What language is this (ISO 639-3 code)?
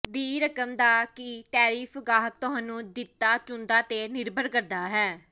pan